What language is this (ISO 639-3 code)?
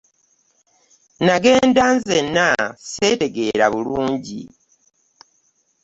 lug